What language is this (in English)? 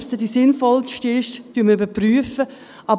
Swiss German